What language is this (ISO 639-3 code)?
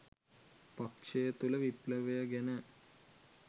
sin